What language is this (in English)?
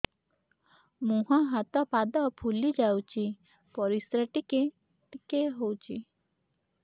Odia